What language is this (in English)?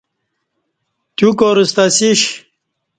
Kati